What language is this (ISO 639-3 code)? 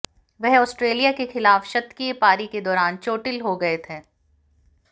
hin